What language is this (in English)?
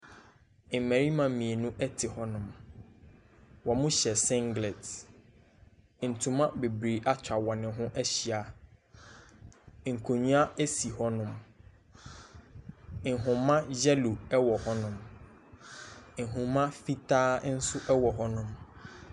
Akan